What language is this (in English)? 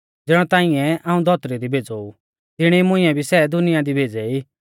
Mahasu Pahari